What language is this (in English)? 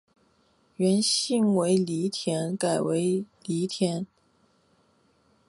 Chinese